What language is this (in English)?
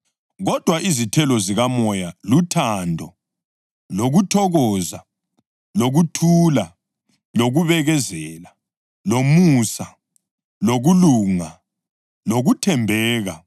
North Ndebele